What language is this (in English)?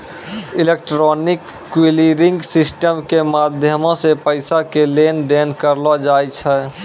Maithili